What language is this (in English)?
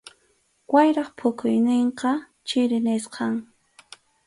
Arequipa-La Unión Quechua